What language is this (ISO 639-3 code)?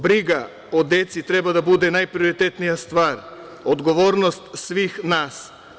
srp